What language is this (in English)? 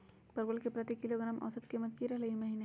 Magahi